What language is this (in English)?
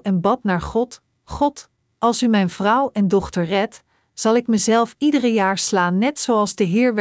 Dutch